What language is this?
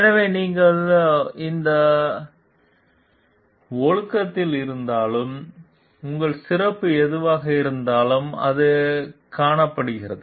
Tamil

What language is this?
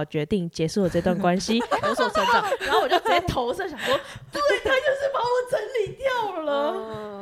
Chinese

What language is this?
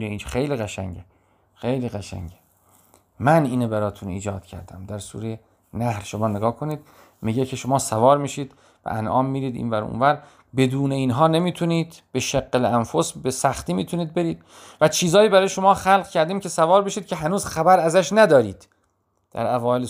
Persian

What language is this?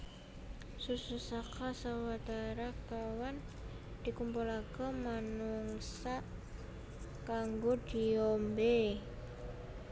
Javanese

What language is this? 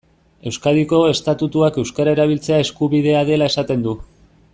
Basque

